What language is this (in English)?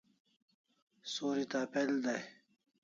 Kalasha